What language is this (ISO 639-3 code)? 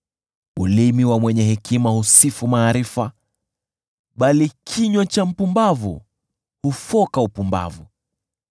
swa